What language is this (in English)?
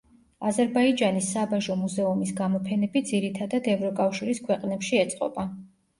Georgian